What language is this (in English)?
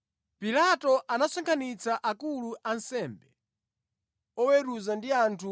Nyanja